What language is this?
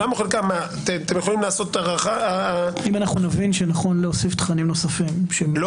Hebrew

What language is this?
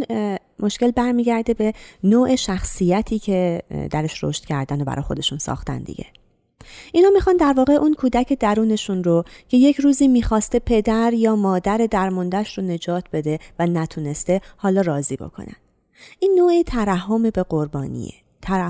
Persian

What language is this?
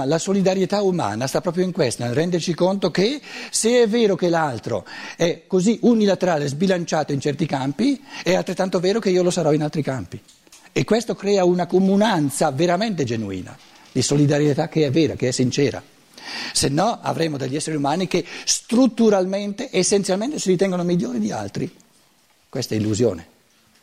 Italian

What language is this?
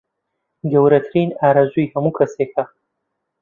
Central Kurdish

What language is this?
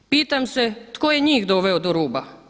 Croatian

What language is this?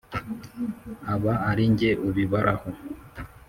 Kinyarwanda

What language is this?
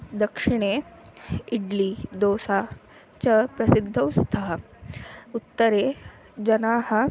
Sanskrit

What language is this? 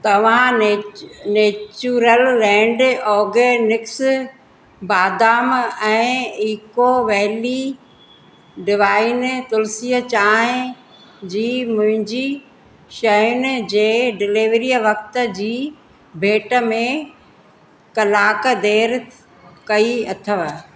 Sindhi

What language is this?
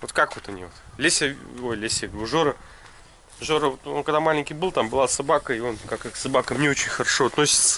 Russian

